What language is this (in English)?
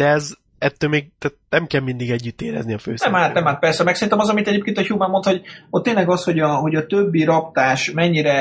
Hungarian